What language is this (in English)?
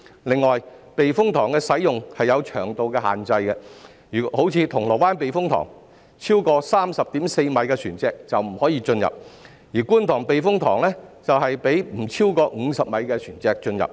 Cantonese